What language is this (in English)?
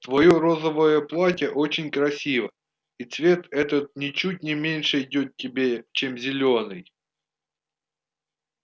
Russian